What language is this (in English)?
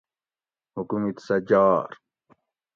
Gawri